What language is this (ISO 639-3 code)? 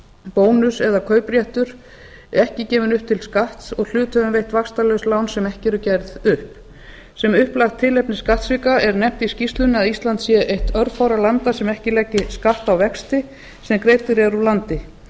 isl